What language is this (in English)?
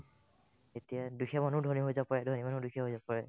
Assamese